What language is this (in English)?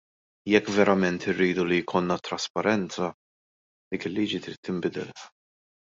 Maltese